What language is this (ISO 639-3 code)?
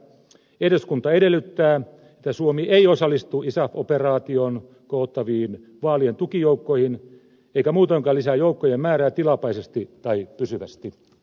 fin